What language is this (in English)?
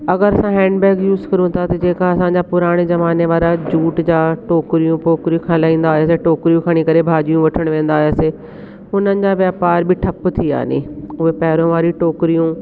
Sindhi